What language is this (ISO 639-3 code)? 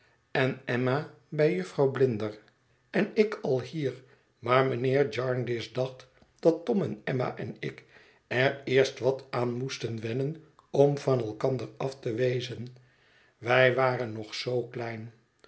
nld